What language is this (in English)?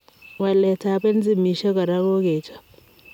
Kalenjin